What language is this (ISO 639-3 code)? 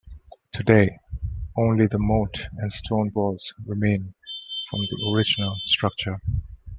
eng